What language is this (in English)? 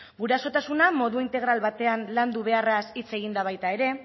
Basque